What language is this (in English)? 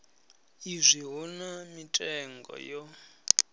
Venda